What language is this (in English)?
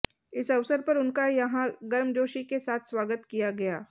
Hindi